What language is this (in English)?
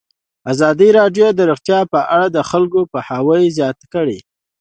Pashto